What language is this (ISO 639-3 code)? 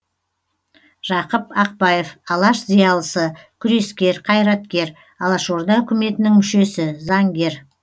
kaz